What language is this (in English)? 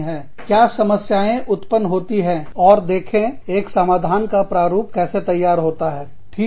Hindi